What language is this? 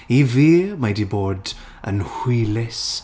Welsh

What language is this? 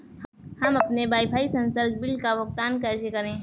Hindi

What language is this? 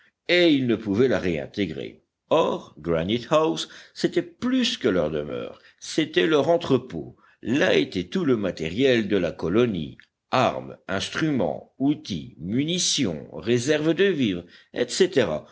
French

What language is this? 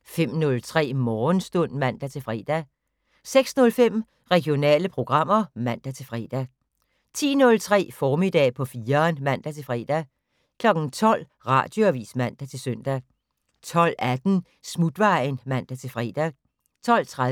Danish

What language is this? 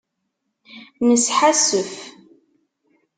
Kabyle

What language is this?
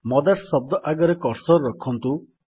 Odia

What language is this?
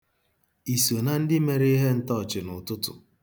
Igbo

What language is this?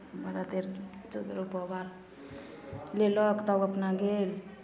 Maithili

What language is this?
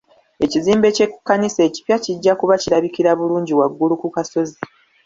Ganda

